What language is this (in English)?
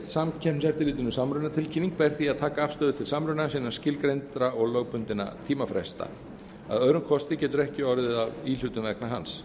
Icelandic